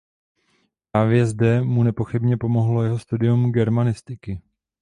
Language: Czech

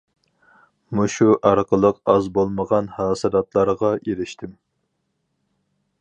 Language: Uyghur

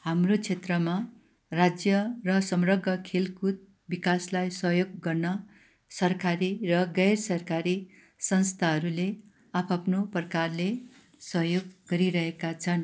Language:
Nepali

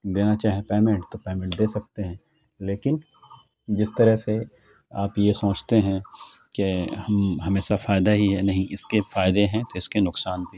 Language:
Urdu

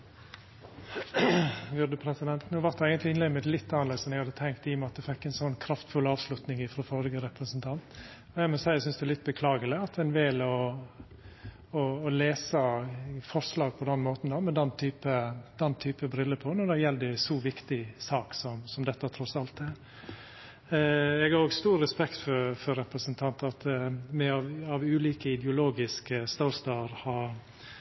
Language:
Norwegian Nynorsk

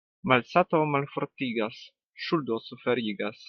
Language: Esperanto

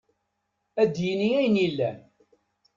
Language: Kabyle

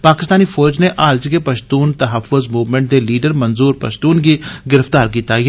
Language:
Dogri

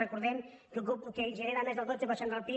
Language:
Catalan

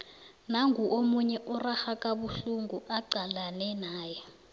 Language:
South Ndebele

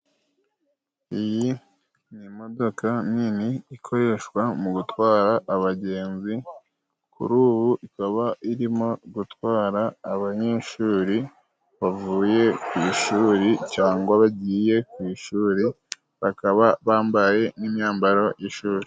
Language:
Kinyarwanda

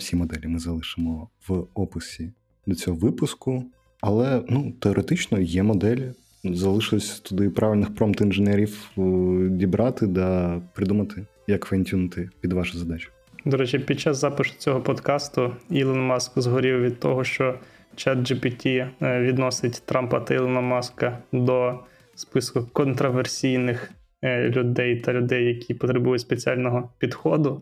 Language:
Ukrainian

